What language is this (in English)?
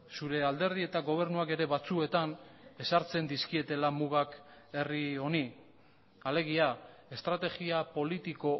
Basque